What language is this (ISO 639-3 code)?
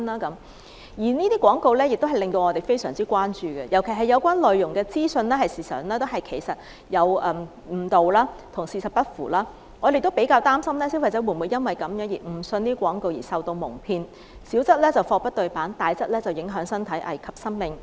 yue